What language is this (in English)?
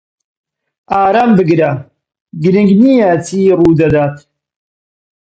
Central Kurdish